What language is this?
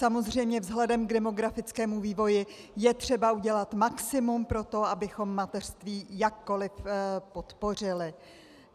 Czech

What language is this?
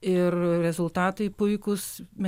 Lithuanian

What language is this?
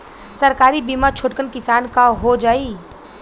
Bhojpuri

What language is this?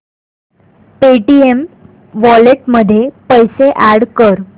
Marathi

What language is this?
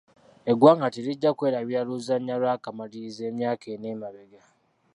Ganda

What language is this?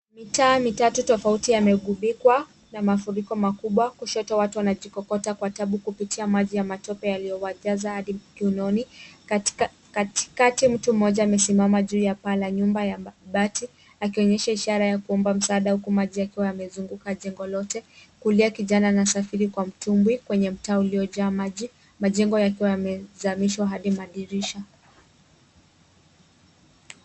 Swahili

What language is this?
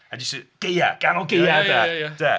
Welsh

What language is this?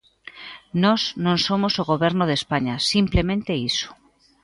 Galician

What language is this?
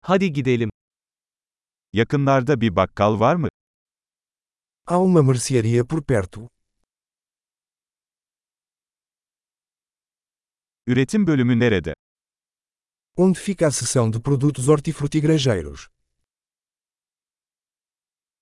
Turkish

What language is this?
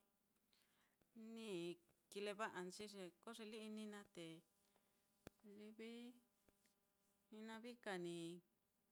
Mitlatongo Mixtec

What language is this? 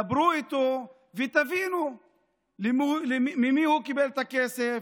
Hebrew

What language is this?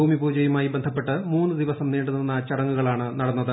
Malayalam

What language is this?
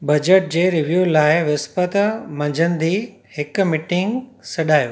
Sindhi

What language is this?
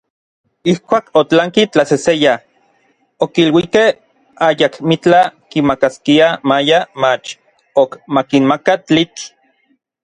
Orizaba Nahuatl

